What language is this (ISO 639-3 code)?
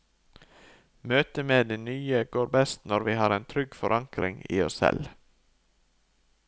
nor